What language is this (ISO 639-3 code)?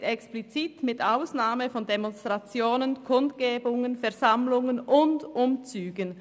gsw